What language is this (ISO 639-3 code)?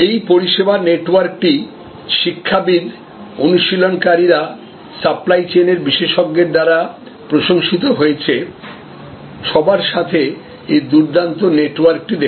ben